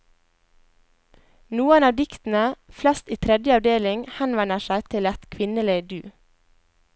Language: Norwegian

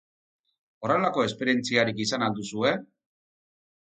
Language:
Basque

